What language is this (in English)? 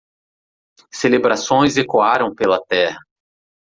Portuguese